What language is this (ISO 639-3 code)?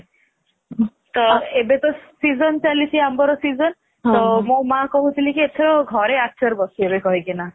ori